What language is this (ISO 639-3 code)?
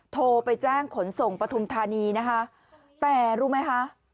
tha